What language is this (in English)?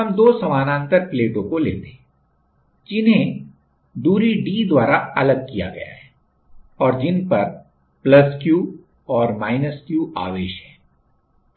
Hindi